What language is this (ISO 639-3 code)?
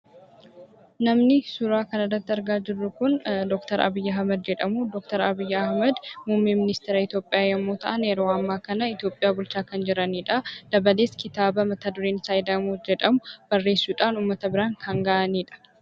orm